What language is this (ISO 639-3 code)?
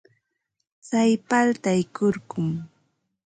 qva